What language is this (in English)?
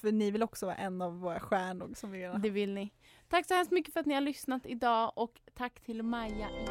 Swedish